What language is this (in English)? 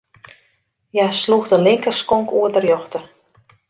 Western Frisian